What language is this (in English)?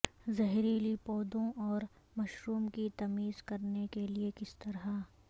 Urdu